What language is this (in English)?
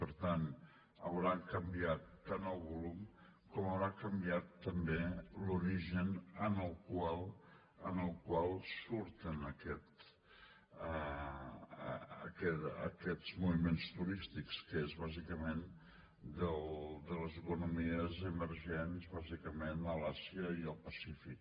Catalan